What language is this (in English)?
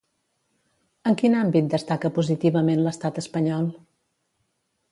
Catalan